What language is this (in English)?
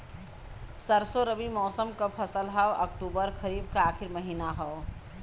Bhojpuri